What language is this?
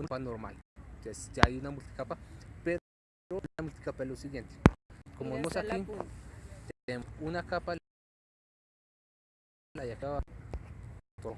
Spanish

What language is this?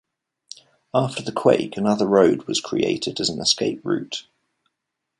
English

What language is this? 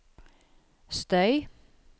Norwegian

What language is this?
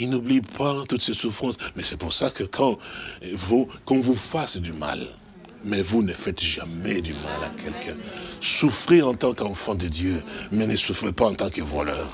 French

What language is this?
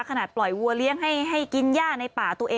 Thai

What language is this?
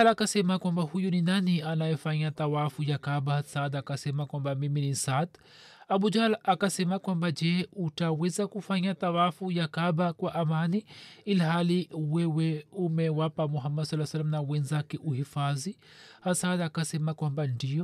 Swahili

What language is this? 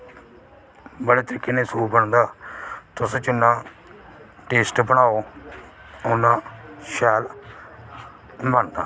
Dogri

